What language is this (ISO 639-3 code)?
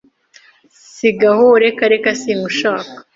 kin